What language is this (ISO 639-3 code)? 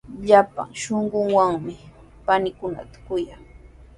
qws